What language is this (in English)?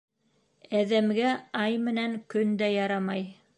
Bashkir